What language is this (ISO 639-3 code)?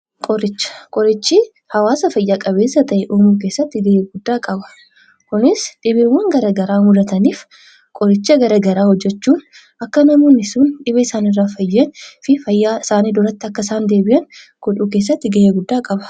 orm